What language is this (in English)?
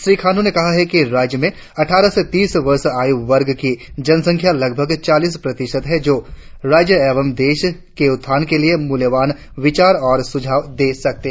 Hindi